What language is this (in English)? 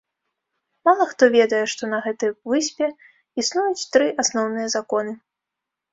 Belarusian